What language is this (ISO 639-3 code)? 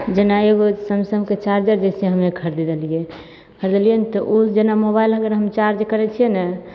mai